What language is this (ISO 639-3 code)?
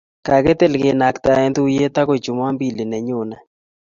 kln